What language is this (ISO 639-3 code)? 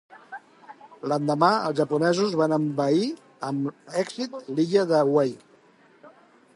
cat